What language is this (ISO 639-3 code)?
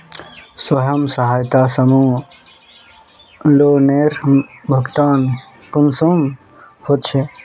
mag